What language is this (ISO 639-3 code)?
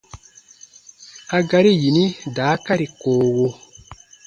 bba